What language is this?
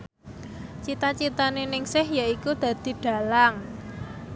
Javanese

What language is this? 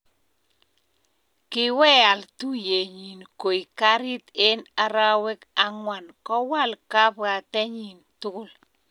Kalenjin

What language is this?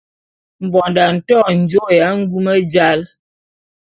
Bulu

